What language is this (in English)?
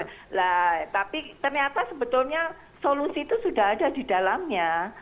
Indonesian